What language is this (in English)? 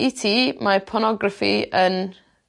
Welsh